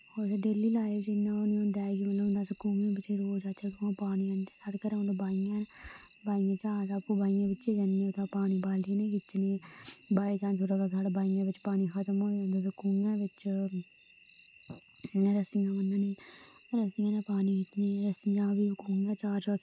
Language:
Dogri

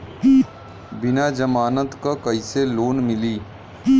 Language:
Bhojpuri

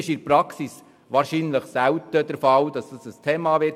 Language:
Swiss German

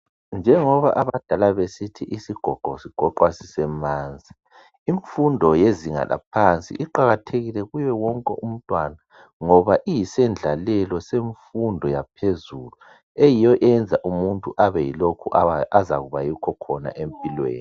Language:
North Ndebele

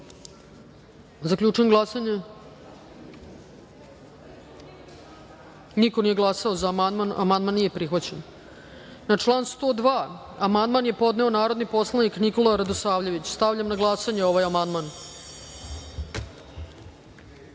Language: Serbian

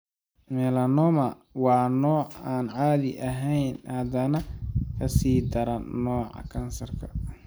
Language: Somali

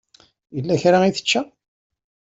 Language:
Kabyle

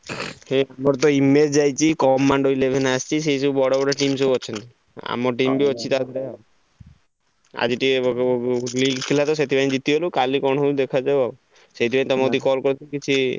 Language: Odia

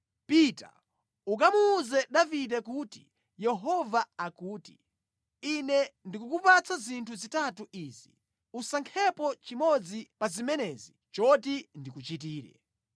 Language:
Nyanja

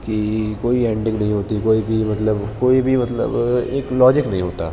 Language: Urdu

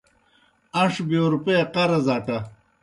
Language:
Kohistani Shina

